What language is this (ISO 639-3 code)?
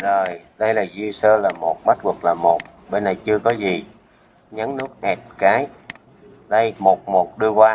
vie